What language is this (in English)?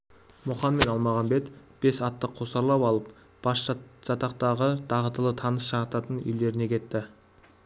Kazakh